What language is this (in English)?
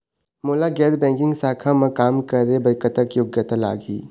Chhattisgarhi